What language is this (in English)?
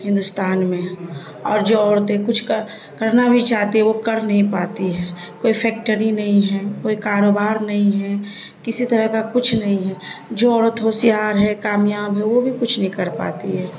Urdu